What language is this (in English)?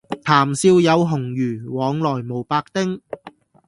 Cantonese